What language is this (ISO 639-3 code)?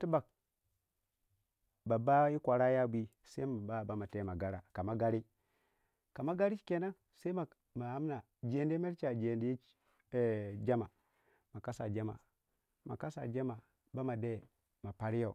wja